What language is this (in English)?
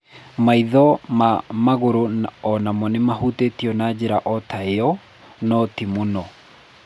Kikuyu